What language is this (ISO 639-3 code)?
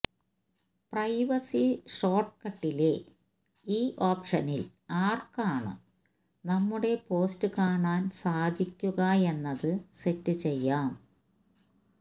mal